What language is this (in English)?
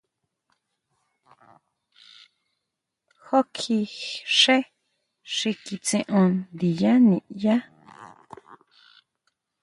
Huautla Mazatec